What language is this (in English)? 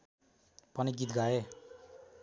Nepali